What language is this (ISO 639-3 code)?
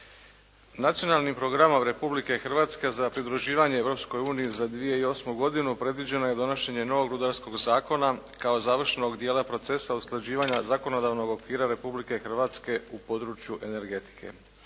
hrv